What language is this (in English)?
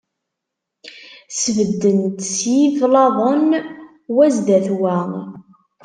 Kabyle